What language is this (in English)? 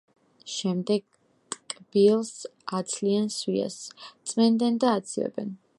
Georgian